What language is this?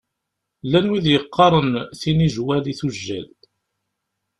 Kabyle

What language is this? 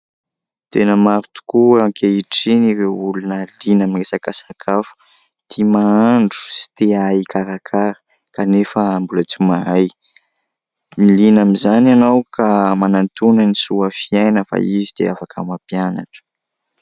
Malagasy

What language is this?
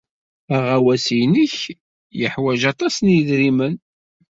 Kabyle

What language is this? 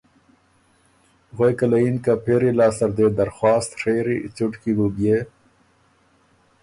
Ormuri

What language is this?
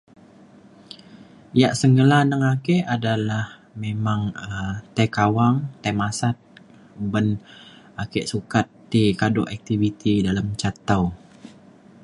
Mainstream Kenyah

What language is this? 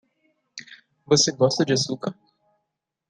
Portuguese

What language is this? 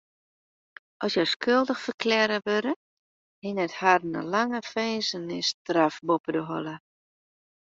Western Frisian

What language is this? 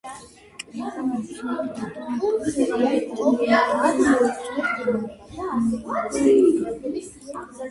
Georgian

